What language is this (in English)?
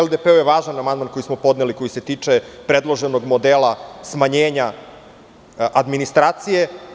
Serbian